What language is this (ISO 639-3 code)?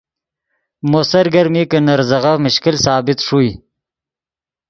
ydg